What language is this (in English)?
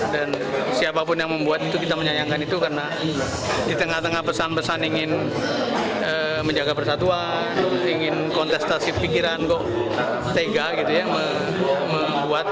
Indonesian